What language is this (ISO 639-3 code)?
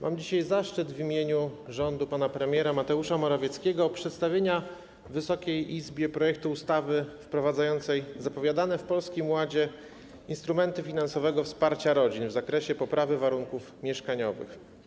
pol